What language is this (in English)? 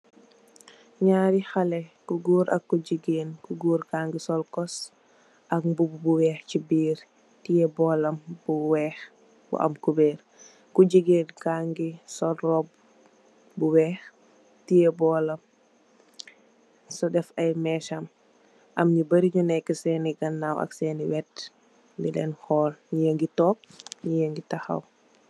Wolof